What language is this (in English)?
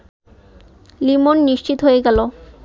Bangla